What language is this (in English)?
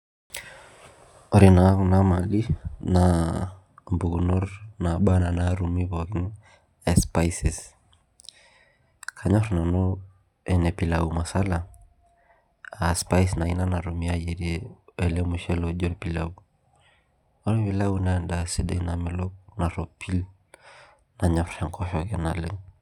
Masai